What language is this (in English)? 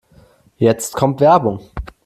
German